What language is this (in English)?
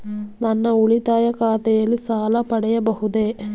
Kannada